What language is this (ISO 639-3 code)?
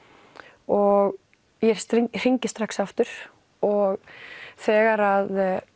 isl